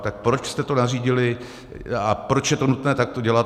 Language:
Czech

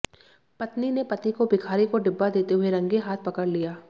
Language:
Hindi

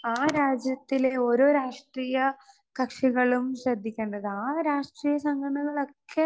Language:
Malayalam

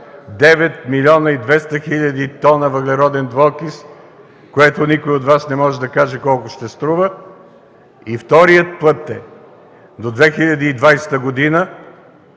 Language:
Bulgarian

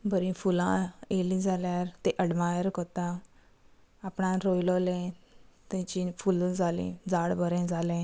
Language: Konkani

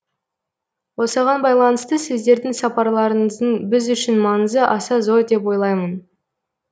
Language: Kazakh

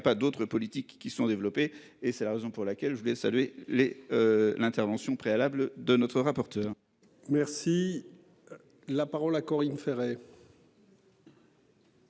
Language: French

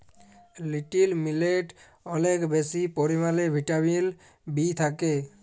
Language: Bangla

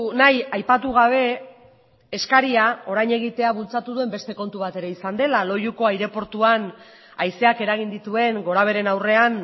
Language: Basque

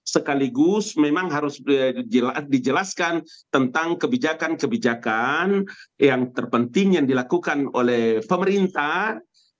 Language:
Indonesian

